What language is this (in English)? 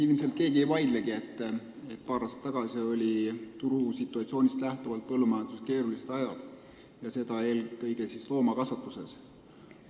Estonian